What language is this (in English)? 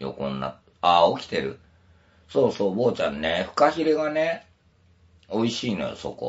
Japanese